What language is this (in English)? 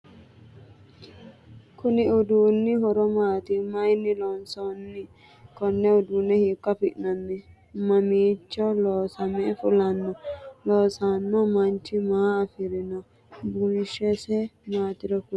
Sidamo